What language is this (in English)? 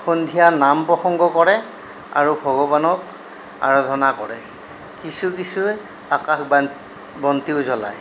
Assamese